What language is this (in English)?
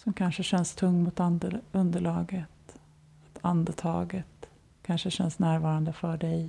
Swedish